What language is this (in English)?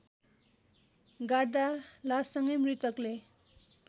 Nepali